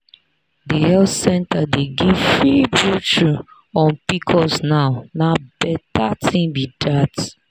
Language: Nigerian Pidgin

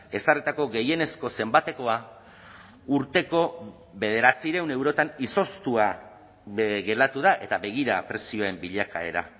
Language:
Basque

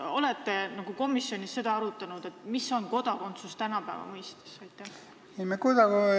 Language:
Estonian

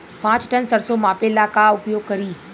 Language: Bhojpuri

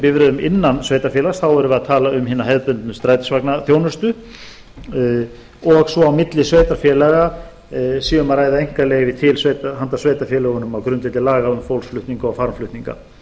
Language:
Icelandic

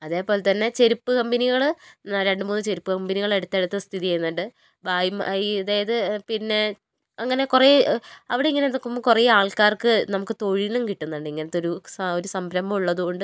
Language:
Malayalam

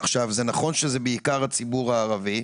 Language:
Hebrew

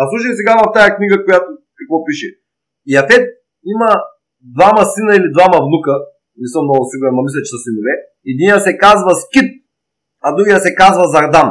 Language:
Bulgarian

